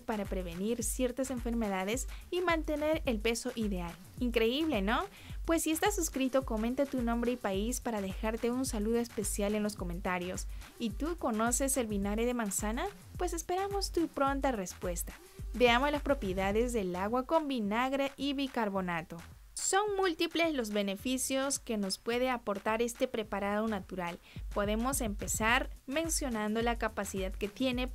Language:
Spanish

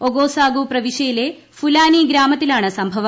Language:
Malayalam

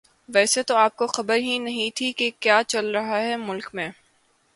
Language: Urdu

